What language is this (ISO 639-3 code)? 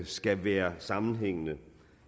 dan